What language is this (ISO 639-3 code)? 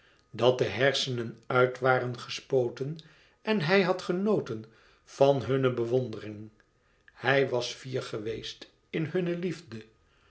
nld